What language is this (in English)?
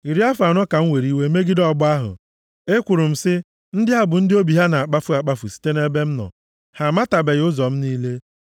Igbo